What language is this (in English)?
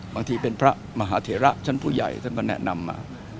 Thai